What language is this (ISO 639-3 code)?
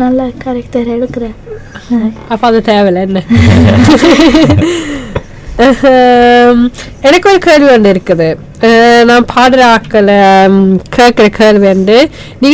tam